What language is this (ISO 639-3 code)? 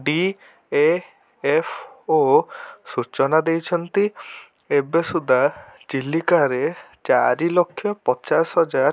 ori